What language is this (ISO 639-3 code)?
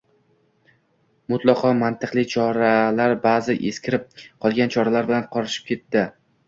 uzb